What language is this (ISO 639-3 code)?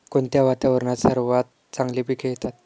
mar